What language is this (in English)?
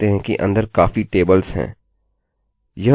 Hindi